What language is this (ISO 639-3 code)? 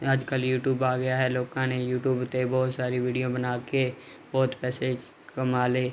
pan